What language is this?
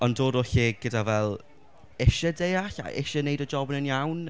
Welsh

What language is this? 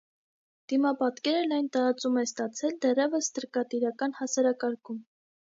Armenian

